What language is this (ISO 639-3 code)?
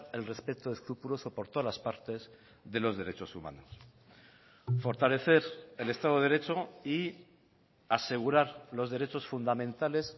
spa